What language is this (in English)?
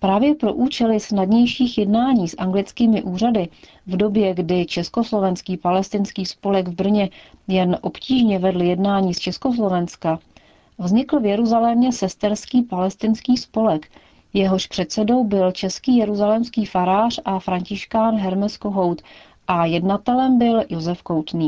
Czech